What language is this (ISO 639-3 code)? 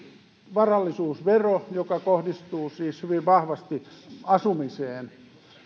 fin